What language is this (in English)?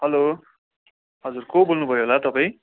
Nepali